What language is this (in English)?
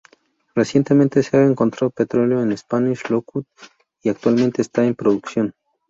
Spanish